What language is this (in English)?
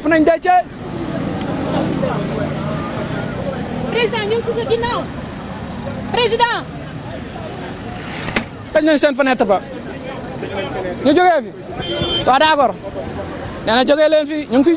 French